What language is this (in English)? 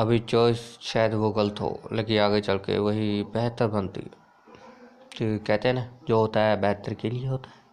Hindi